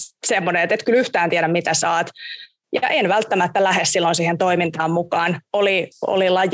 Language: Finnish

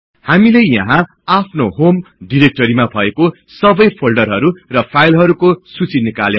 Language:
Nepali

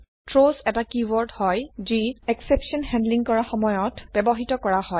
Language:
Assamese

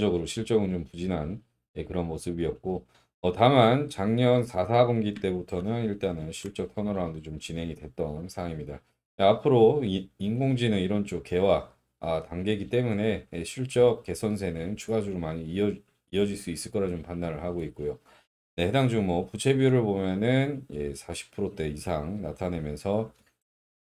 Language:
Korean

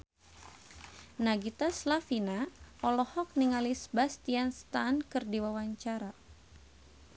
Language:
Sundanese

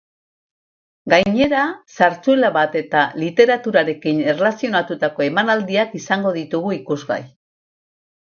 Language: Basque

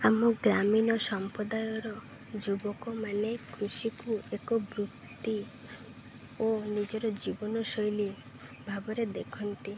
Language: Odia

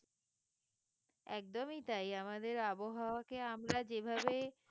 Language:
Bangla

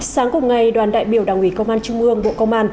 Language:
Vietnamese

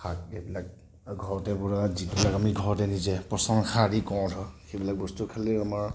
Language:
Assamese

